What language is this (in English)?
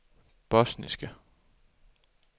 Danish